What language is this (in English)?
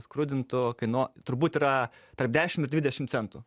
Lithuanian